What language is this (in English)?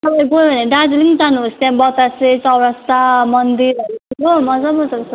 Nepali